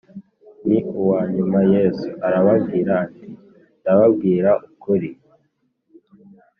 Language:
Kinyarwanda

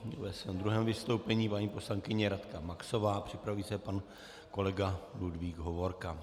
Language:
Czech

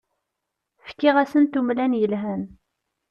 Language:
Kabyle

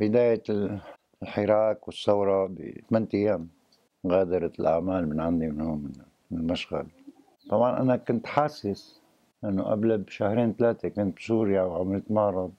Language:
Arabic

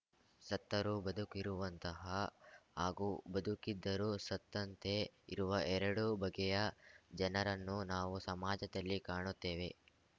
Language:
Kannada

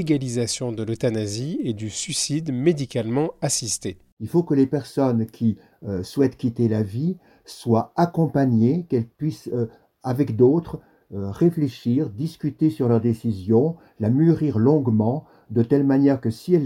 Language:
French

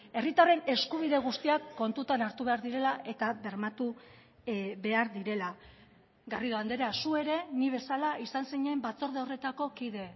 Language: Basque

